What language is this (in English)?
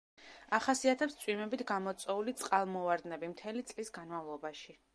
Georgian